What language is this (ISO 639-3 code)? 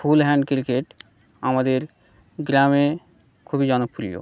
ben